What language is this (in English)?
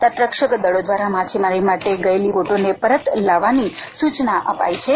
Gujarati